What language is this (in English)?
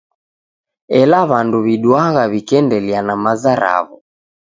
Taita